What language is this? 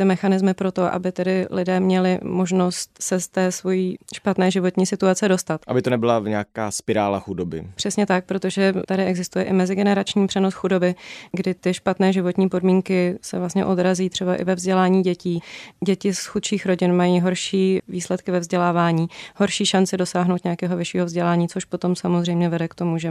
Czech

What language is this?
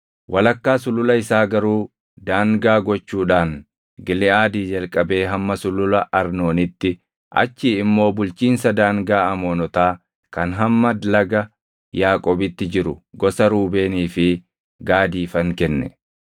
Oromo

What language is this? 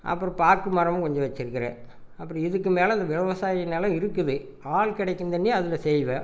Tamil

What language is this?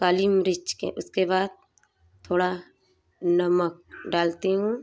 Hindi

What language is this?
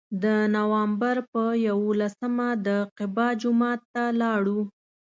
Pashto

